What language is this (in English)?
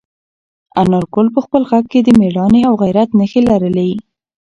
Pashto